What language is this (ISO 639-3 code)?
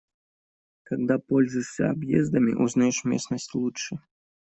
rus